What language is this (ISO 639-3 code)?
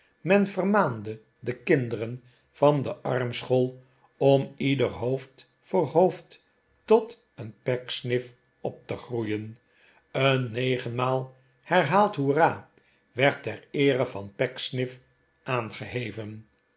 nld